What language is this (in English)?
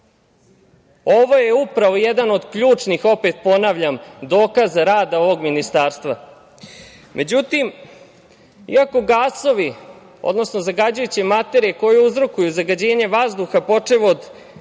Serbian